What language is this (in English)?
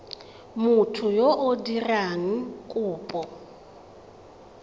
Tswana